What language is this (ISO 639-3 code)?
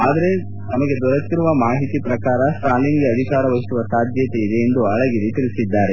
kan